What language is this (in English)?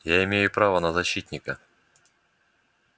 Russian